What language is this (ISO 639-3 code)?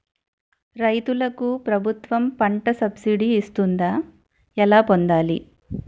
tel